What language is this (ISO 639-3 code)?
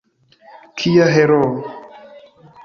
epo